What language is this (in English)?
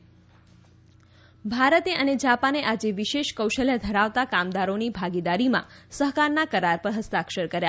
Gujarati